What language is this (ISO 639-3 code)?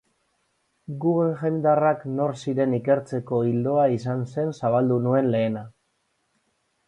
eus